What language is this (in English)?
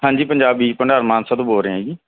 Punjabi